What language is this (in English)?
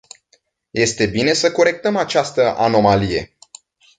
Romanian